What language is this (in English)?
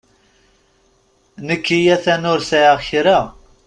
Kabyle